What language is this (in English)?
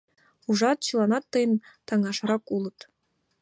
Mari